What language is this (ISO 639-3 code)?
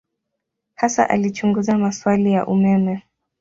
swa